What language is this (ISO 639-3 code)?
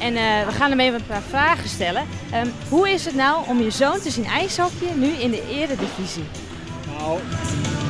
nld